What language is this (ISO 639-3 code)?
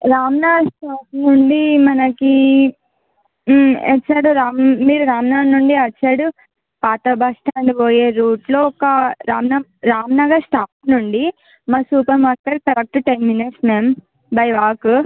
tel